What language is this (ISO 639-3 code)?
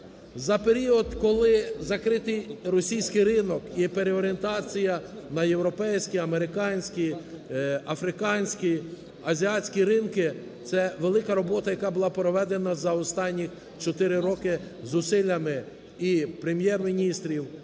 ukr